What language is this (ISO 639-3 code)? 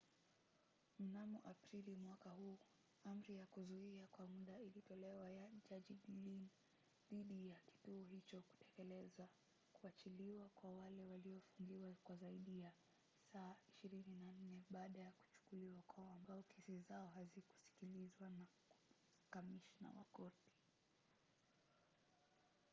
swa